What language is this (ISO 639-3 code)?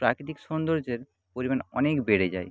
ben